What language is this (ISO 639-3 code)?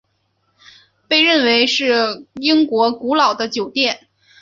zho